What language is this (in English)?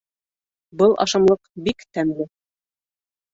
Bashkir